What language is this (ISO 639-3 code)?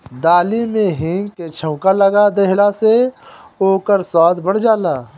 bho